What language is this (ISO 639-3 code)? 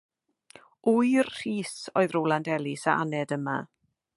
cym